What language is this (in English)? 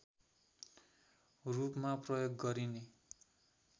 Nepali